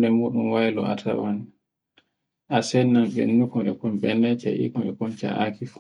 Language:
Borgu Fulfulde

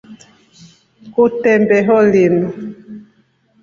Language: Rombo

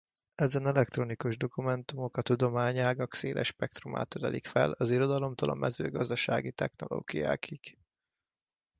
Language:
Hungarian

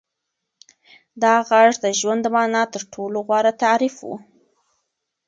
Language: Pashto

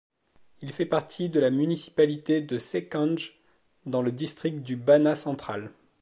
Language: French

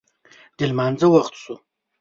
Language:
Pashto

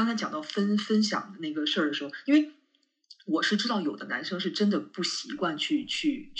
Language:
Chinese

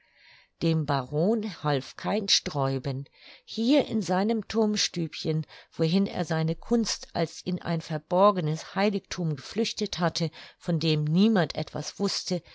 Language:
German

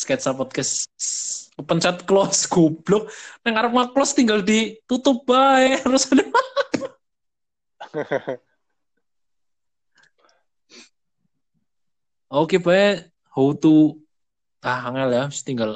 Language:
Indonesian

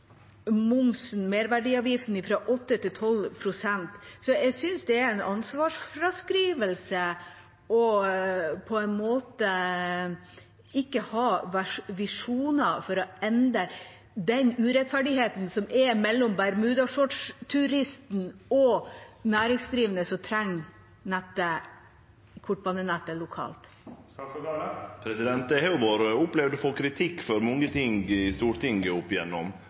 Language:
Norwegian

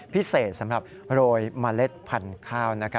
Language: Thai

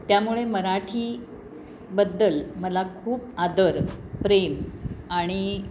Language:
Marathi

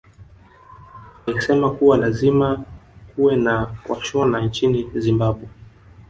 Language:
Swahili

